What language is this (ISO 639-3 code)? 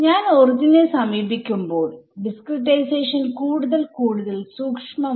mal